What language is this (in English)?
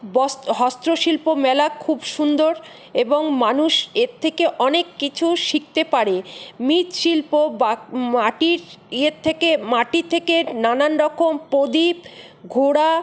Bangla